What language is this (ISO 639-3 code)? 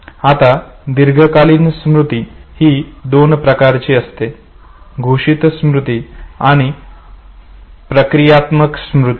mar